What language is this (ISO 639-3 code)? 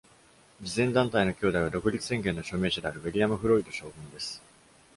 jpn